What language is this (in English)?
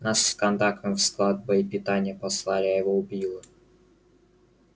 Russian